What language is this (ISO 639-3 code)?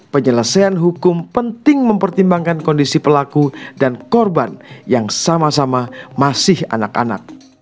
ind